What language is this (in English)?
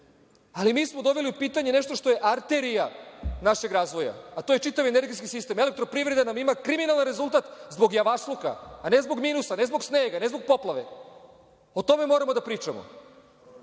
Serbian